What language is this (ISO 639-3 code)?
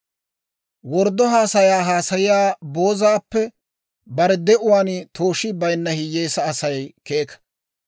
dwr